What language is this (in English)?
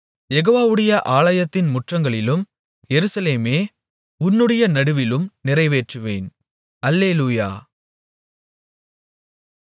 Tamil